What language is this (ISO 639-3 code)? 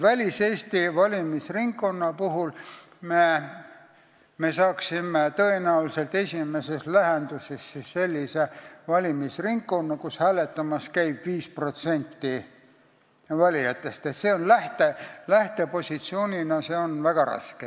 est